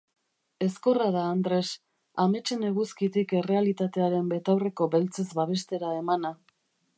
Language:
Basque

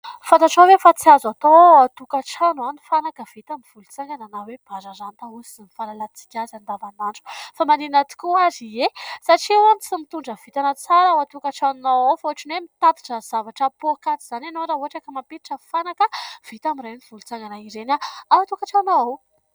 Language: Malagasy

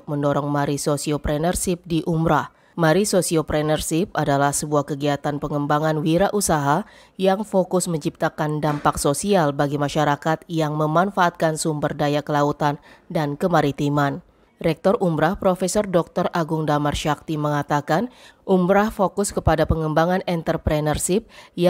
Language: Indonesian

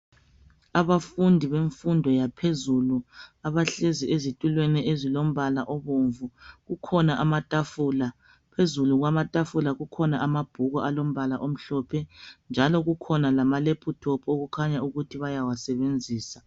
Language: North Ndebele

